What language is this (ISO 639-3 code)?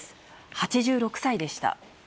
jpn